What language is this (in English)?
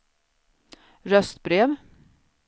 Swedish